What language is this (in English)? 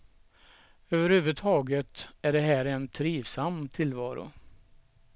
Swedish